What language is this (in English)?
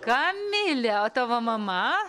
Lithuanian